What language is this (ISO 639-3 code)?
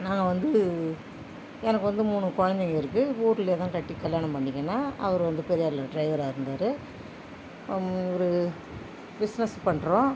tam